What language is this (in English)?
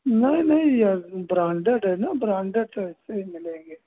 Hindi